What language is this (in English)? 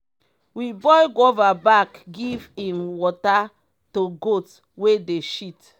Nigerian Pidgin